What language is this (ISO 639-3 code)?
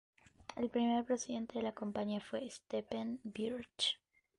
spa